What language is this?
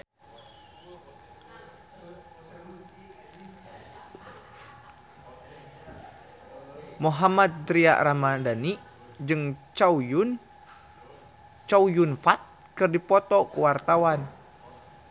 Sundanese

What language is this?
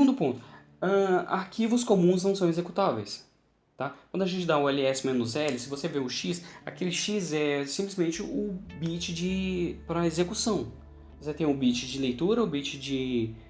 Portuguese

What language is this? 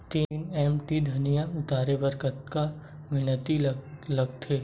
Chhattisgarhi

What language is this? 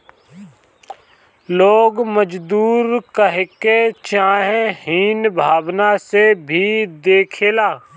Bhojpuri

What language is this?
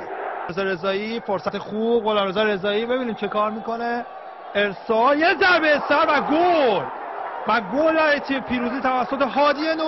Persian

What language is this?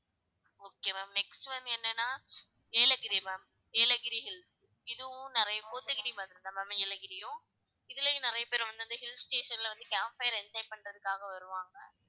Tamil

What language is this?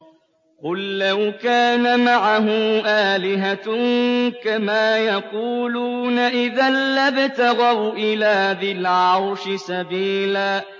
Arabic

